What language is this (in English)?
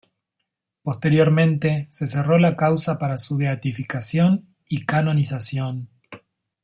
Spanish